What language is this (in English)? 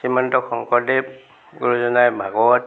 Assamese